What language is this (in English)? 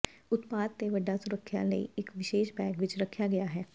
Punjabi